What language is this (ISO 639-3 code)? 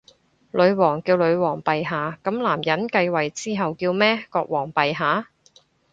yue